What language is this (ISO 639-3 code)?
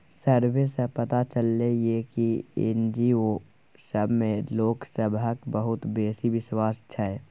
mai